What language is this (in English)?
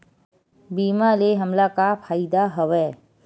Chhattisgarhi